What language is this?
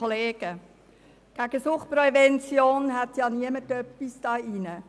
Swiss German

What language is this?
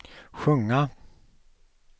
Swedish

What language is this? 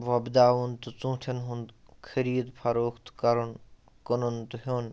Kashmiri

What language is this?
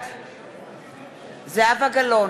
Hebrew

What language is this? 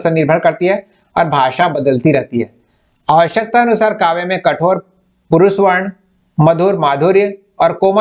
Hindi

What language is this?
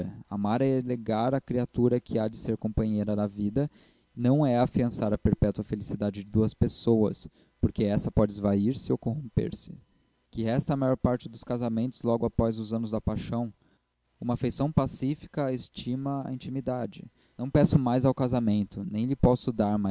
Portuguese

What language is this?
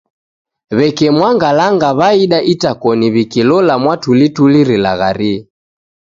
Taita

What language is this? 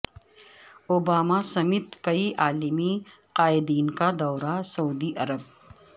Urdu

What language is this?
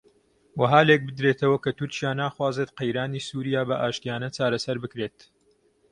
Central Kurdish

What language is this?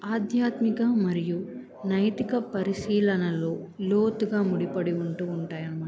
Telugu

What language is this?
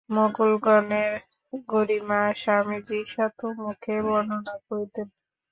Bangla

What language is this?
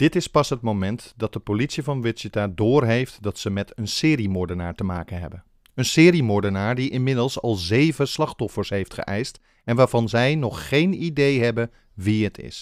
Dutch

